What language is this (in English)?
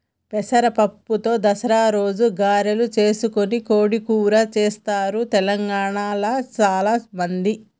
Telugu